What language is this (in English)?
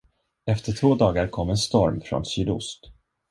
Swedish